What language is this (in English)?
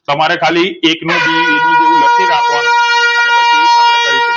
Gujarati